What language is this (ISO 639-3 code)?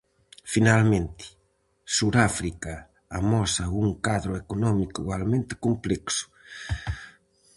glg